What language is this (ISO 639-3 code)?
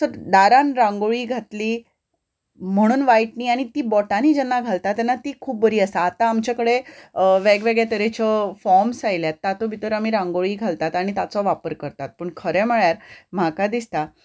kok